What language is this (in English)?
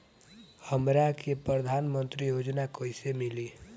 Bhojpuri